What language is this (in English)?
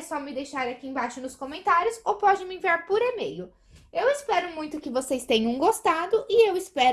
Portuguese